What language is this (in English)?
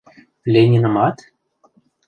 Mari